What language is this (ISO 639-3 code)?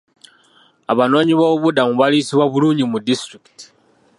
lug